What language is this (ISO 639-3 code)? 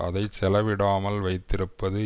tam